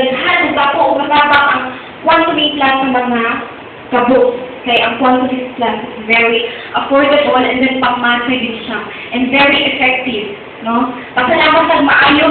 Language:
Filipino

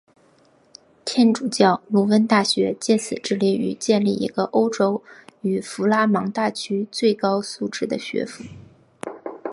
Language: Chinese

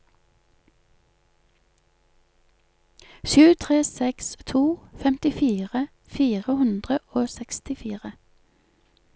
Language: Norwegian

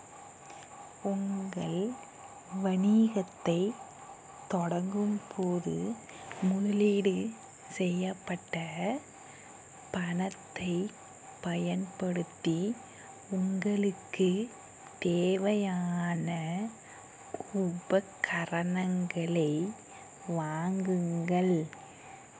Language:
Tamil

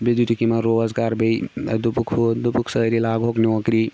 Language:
Kashmiri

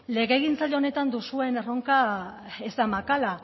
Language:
Basque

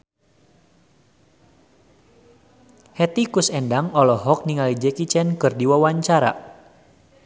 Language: Sundanese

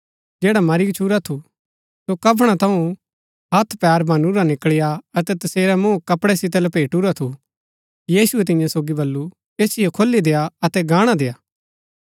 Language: Gaddi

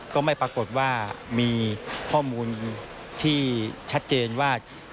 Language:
Thai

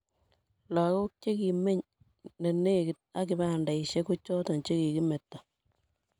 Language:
Kalenjin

